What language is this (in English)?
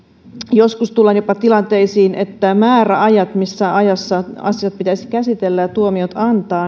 Finnish